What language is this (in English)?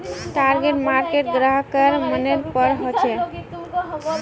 Magahi